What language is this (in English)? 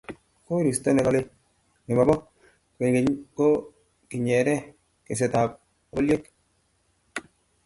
Kalenjin